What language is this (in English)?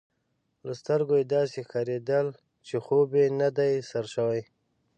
Pashto